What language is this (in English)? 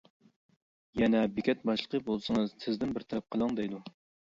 Uyghur